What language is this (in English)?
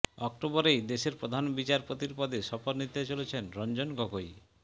Bangla